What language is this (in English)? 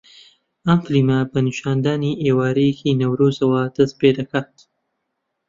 Central Kurdish